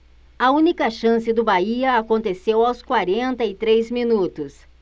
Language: Portuguese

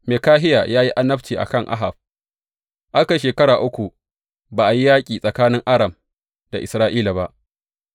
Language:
Hausa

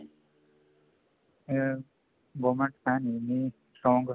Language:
Punjabi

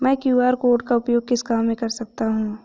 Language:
Hindi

